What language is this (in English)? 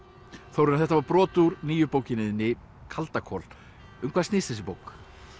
Icelandic